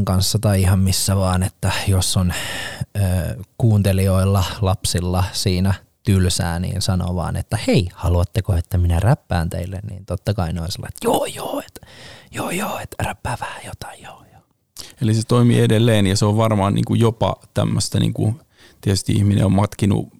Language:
Finnish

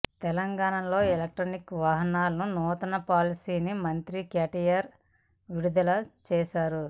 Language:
Telugu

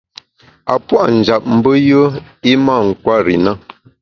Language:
Bamun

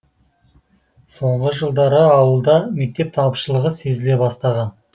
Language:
Kazakh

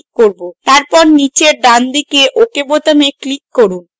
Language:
Bangla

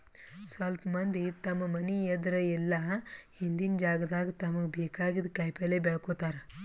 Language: Kannada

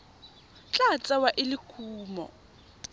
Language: Tswana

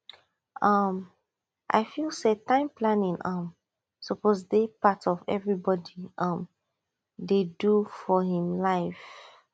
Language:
Nigerian Pidgin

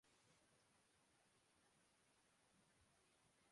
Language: Urdu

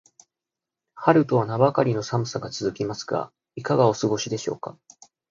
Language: Japanese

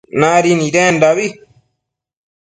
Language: Matsés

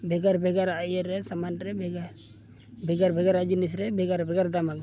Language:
Santali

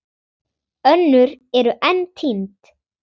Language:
Icelandic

